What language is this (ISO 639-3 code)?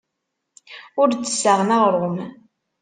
kab